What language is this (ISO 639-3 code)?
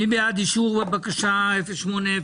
heb